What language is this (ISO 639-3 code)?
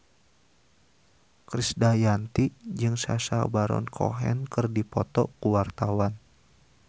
sun